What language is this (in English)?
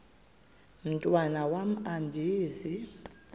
Xhosa